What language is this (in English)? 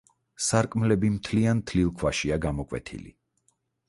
Georgian